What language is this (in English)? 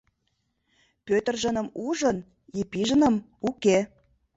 Mari